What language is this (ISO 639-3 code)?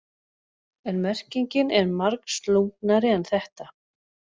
isl